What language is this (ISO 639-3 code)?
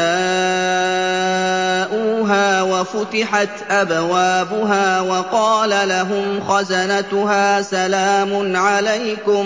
ara